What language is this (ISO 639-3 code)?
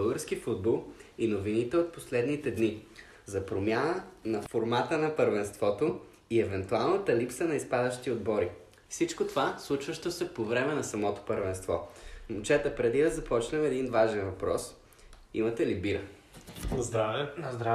bul